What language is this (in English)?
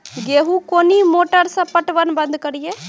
Maithili